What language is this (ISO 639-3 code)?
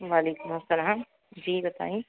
urd